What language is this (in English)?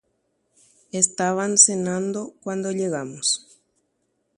Guarani